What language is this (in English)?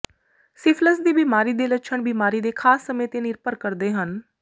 Punjabi